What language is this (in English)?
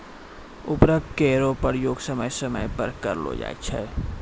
Maithili